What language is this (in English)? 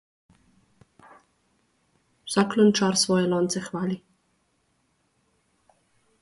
Slovenian